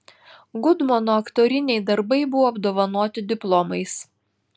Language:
Lithuanian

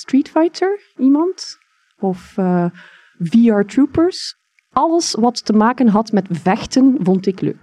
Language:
Dutch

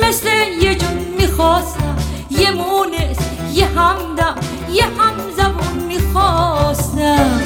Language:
Persian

